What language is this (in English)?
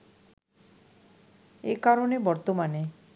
Bangla